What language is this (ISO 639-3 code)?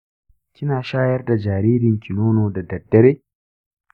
hau